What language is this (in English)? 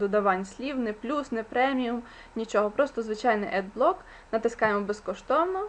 Ukrainian